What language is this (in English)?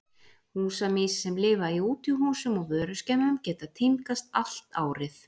Icelandic